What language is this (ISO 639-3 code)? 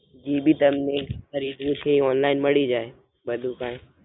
guj